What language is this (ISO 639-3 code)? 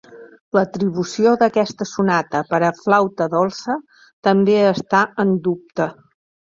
cat